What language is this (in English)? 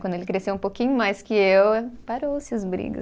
Portuguese